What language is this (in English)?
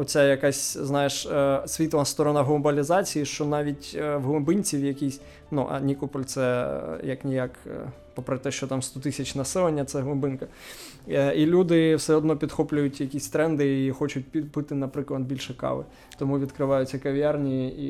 Ukrainian